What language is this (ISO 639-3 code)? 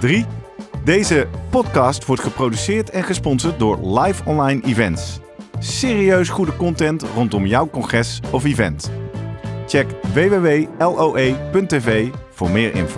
nld